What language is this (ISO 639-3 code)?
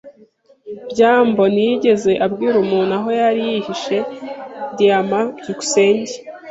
kin